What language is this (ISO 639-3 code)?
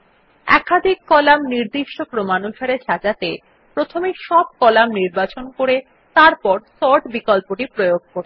ben